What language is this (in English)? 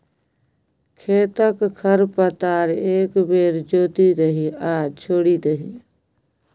Maithili